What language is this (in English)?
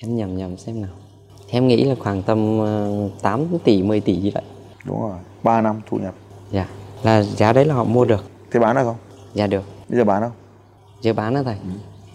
Vietnamese